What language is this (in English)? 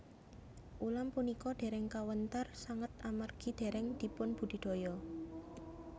Javanese